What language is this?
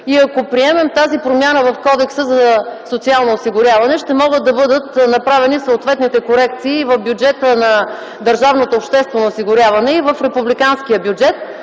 Bulgarian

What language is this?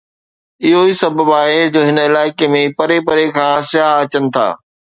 Sindhi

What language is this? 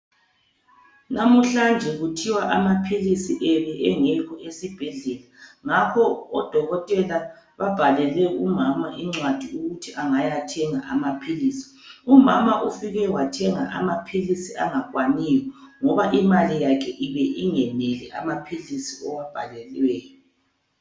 North Ndebele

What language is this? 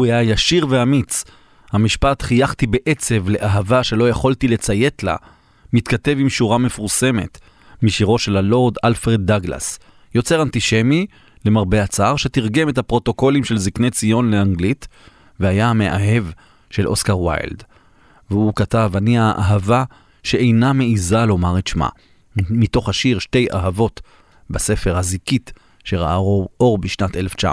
Hebrew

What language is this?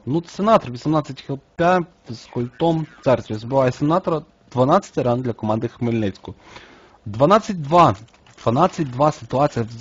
Ukrainian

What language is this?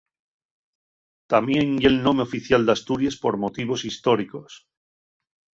Asturian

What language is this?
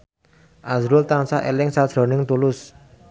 Javanese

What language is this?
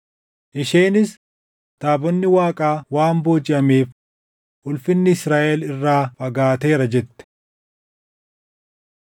Oromo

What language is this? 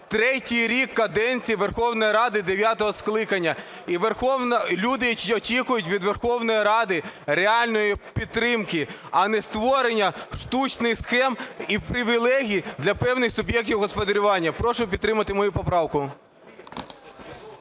Ukrainian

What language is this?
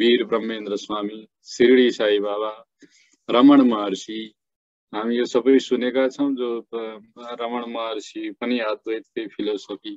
Hindi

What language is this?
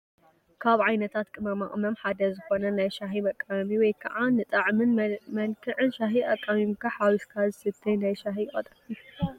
Tigrinya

